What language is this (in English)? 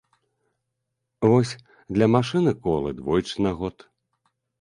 Belarusian